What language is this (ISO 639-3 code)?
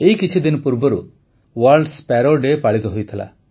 ori